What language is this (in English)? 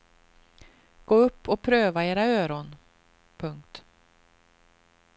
Swedish